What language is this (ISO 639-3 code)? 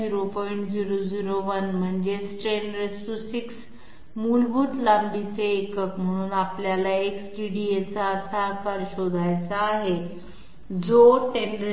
mar